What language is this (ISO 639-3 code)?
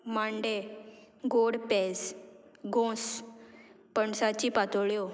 kok